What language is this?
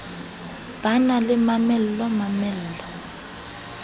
Southern Sotho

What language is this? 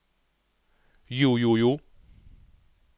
Norwegian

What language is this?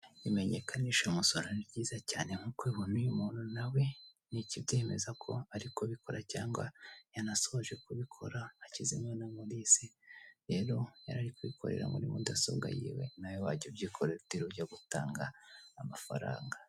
Kinyarwanda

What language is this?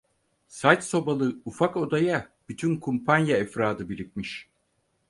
Turkish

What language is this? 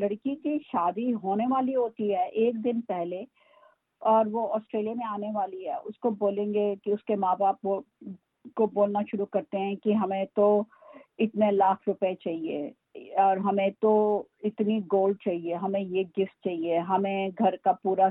Urdu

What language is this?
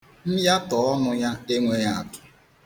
Igbo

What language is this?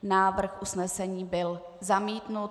Czech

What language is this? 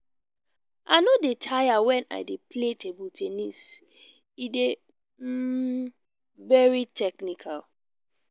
Nigerian Pidgin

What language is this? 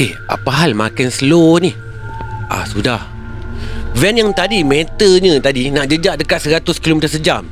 Malay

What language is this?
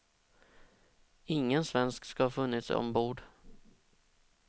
Swedish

